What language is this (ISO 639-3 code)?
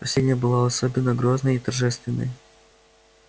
rus